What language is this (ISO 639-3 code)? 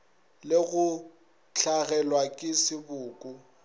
nso